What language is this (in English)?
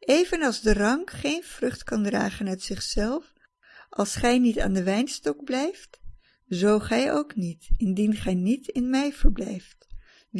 Dutch